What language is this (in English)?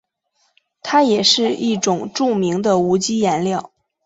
Chinese